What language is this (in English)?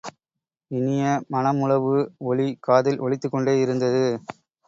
Tamil